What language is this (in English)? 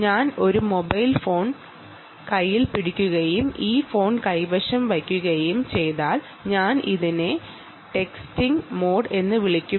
Malayalam